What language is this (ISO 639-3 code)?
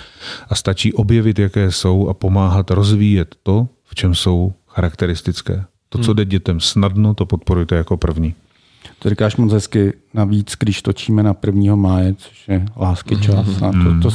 ces